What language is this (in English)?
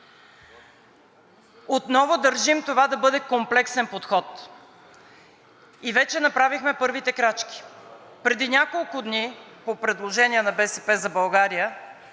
Bulgarian